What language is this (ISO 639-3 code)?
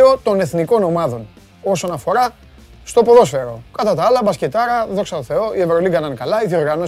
ell